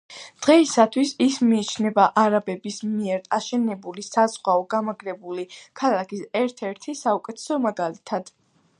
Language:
Georgian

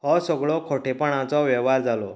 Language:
Konkani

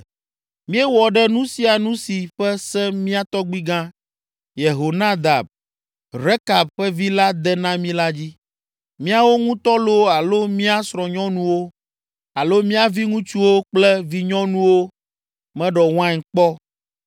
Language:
Ewe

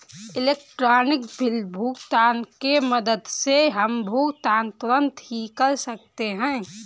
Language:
Hindi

